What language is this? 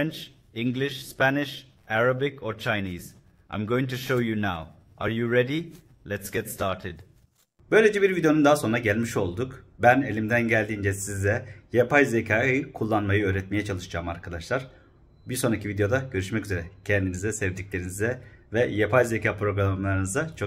Turkish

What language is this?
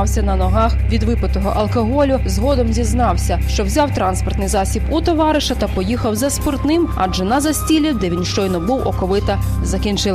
Russian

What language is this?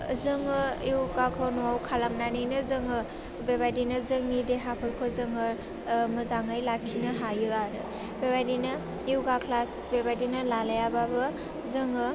Bodo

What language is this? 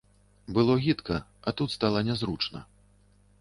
Belarusian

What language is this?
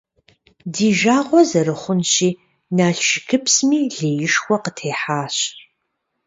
Kabardian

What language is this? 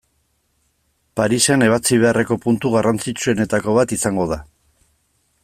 Basque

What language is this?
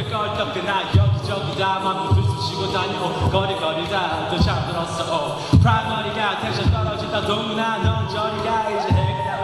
Vietnamese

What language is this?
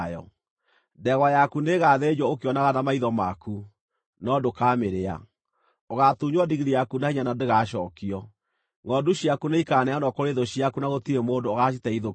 Kikuyu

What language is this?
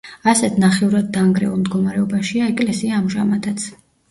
Georgian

